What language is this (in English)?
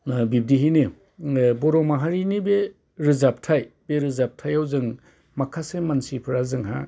Bodo